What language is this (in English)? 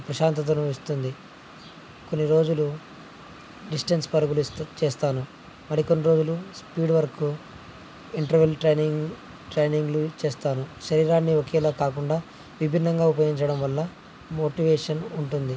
Telugu